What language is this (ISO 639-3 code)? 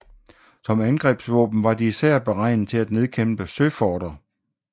dan